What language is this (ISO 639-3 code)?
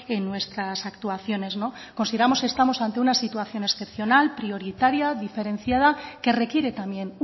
spa